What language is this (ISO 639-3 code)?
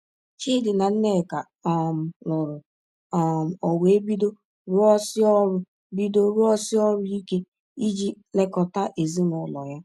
ibo